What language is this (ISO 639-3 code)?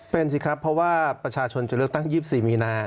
tha